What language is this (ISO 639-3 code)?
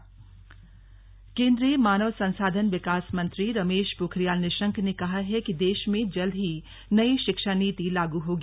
hin